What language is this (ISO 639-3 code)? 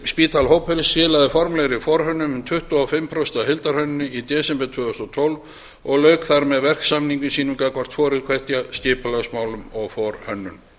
isl